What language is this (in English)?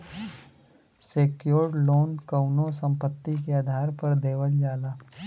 Bhojpuri